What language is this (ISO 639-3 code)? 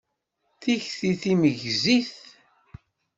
kab